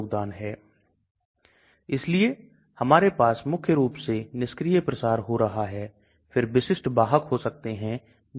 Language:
Hindi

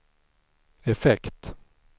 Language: Swedish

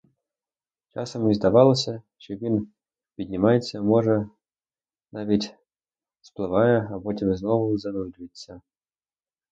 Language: Ukrainian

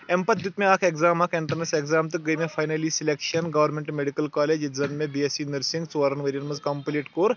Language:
Kashmiri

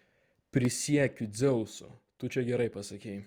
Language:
Lithuanian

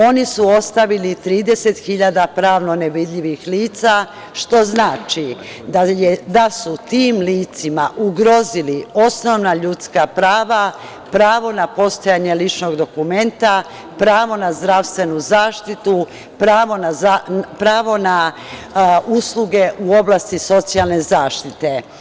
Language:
Serbian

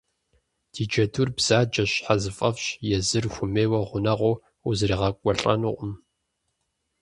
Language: Kabardian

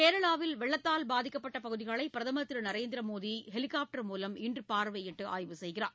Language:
Tamil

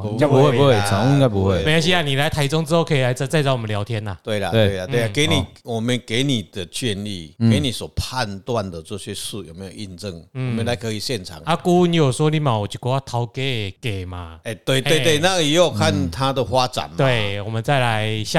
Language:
Chinese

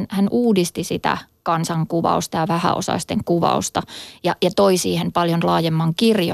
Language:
Finnish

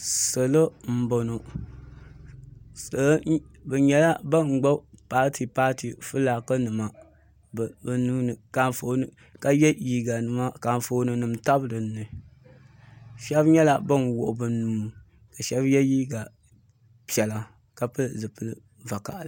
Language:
Dagbani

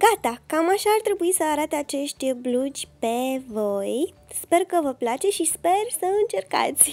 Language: Romanian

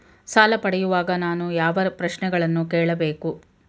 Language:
Kannada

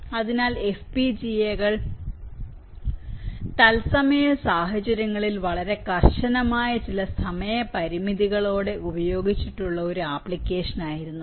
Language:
Malayalam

